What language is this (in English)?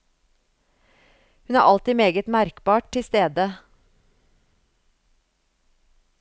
Norwegian